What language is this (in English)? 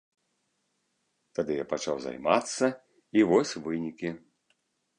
Belarusian